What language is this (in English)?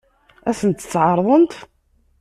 Kabyle